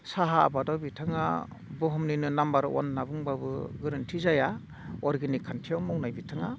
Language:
Bodo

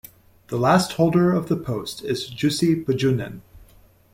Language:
English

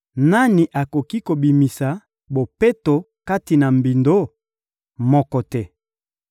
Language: Lingala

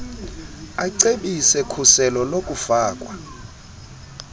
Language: Xhosa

